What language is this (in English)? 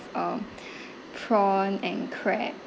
English